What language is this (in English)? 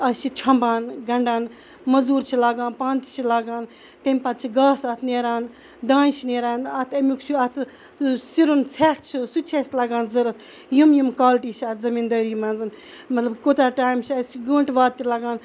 Kashmiri